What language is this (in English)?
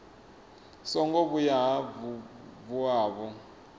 Venda